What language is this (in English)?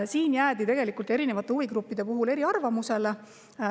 Estonian